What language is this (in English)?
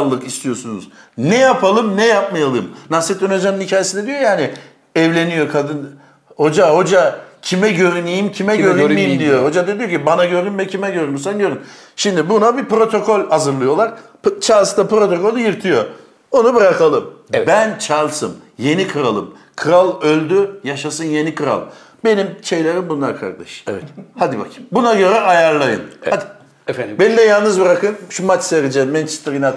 Turkish